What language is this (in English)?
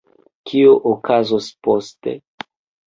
Esperanto